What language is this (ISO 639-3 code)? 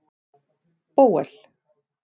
isl